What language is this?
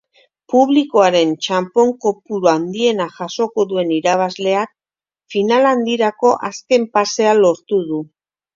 Basque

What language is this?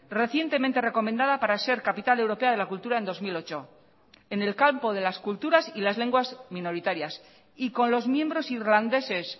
Spanish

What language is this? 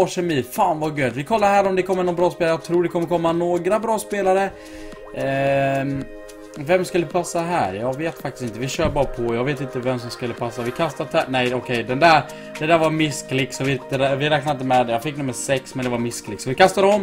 Swedish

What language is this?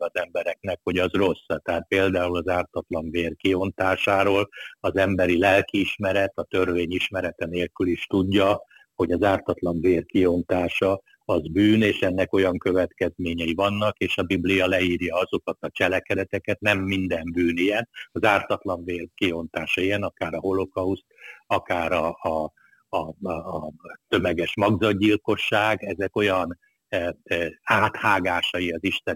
Hungarian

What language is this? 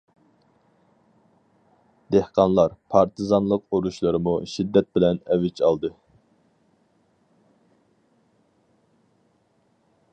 Uyghur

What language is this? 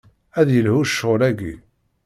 Kabyle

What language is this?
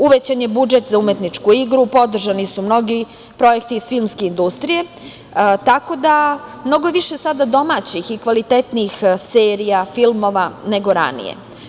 Serbian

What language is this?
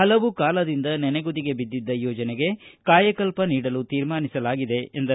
Kannada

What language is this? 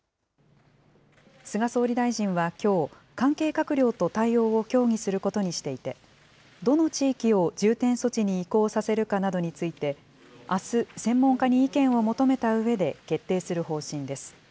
Japanese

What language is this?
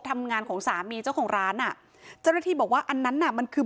Thai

